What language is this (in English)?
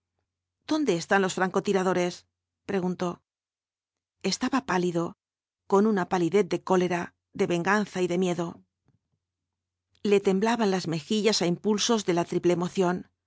Spanish